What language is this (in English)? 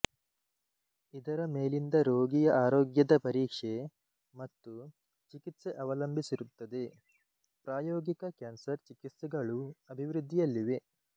Kannada